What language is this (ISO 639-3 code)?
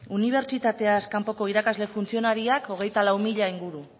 eus